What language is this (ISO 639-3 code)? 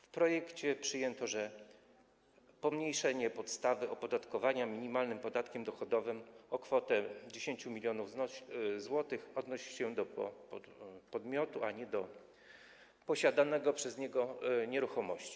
pol